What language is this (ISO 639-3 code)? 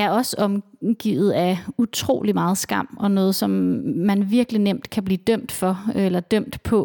dan